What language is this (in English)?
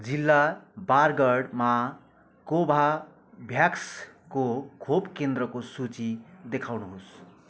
Nepali